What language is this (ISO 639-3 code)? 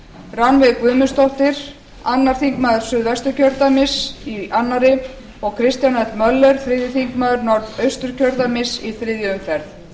isl